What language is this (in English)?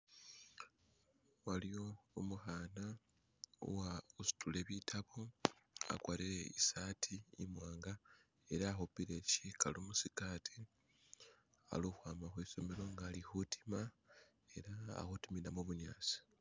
Masaaba